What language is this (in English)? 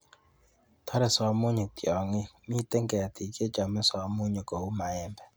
Kalenjin